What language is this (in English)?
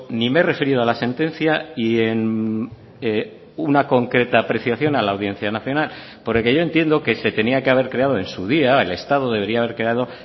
Spanish